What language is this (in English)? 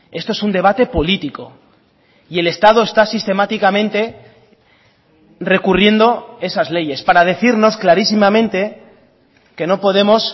Spanish